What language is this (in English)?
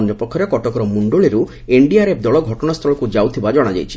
Odia